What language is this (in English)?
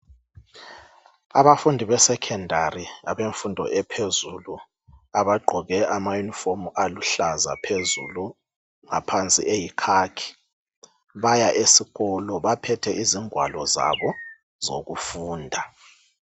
North Ndebele